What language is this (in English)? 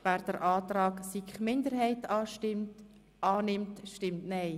Swiss German